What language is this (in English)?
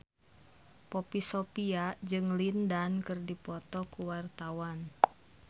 Sundanese